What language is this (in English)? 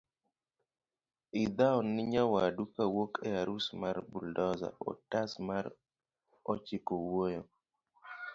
Luo (Kenya and Tanzania)